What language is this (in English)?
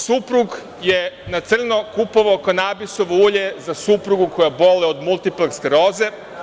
Serbian